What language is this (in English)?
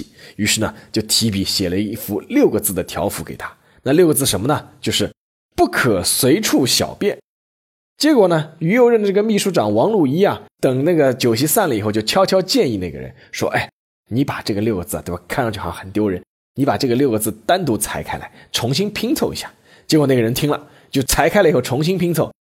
Chinese